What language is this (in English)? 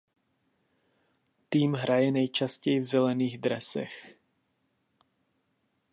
Czech